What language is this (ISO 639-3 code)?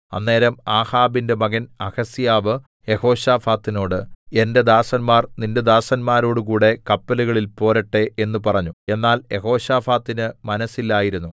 mal